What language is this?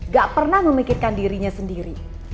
Indonesian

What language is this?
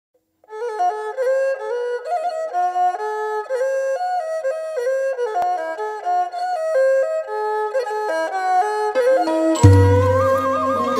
Vietnamese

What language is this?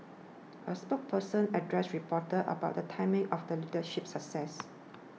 English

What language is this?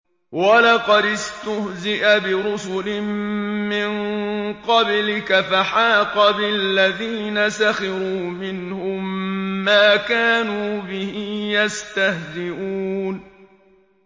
Arabic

